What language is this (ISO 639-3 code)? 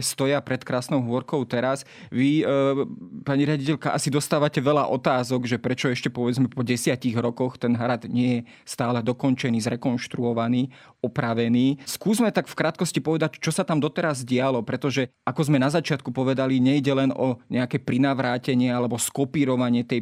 slk